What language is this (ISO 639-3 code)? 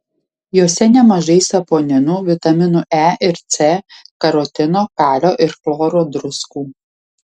lit